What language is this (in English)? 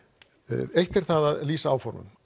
Icelandic